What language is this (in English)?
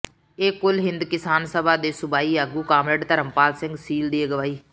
Punjabi